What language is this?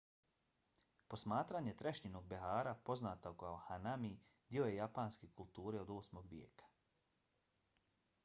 Bosnian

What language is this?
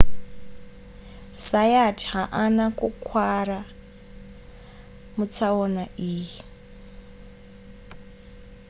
Shona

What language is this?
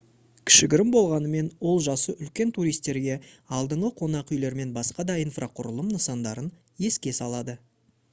Kazakh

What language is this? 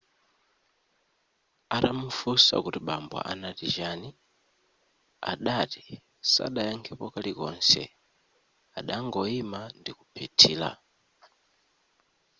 Nyanja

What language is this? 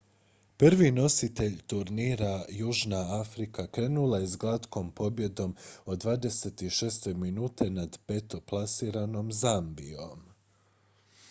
Croatian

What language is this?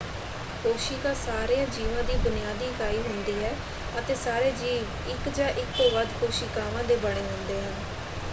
Punjabi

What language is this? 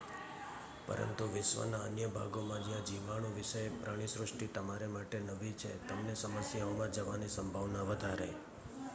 Gujarati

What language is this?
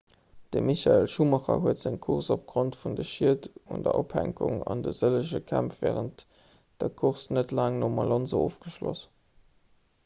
Luxembourgish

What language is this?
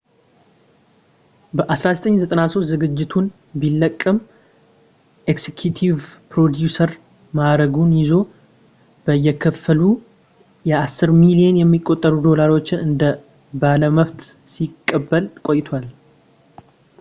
Amharic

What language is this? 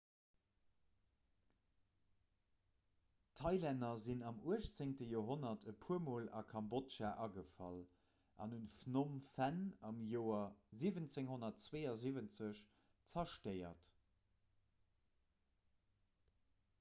Luxembourgish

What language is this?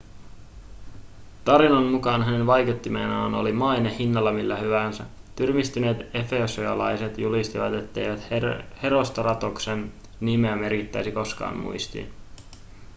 Finnish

